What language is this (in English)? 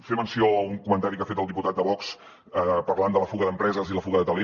Catalan